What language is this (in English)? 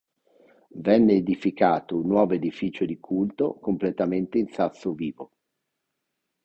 Italian